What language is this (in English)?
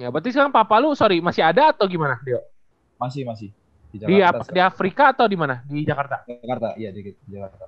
Indonesian